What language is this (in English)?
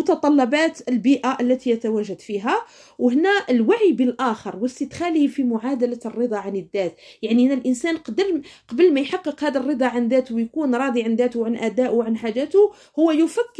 Arabic